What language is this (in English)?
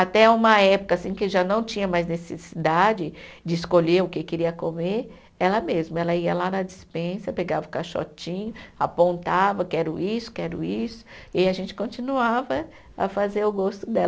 Portuguese